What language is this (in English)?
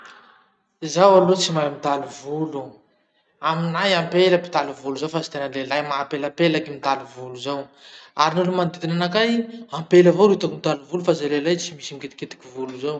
Masikoro Malagasy